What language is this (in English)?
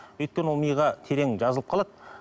Kazakh